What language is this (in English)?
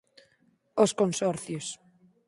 Galician